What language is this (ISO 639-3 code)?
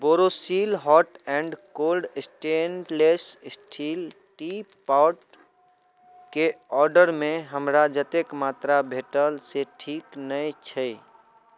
mai